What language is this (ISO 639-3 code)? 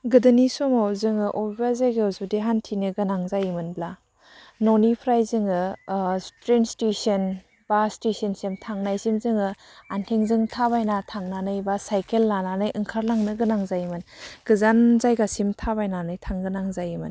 brx